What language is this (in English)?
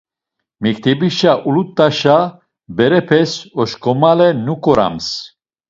Laz